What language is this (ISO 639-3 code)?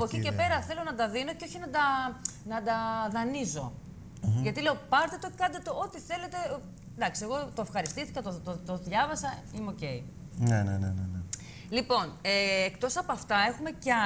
ell